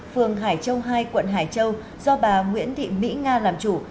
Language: Vietnamese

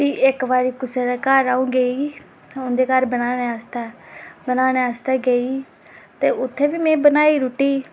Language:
Dogri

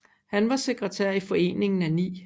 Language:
Danish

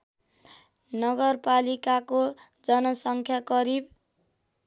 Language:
Nepali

